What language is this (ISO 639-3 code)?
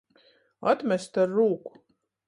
ltg